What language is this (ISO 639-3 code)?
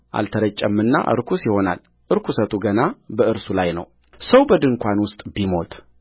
amh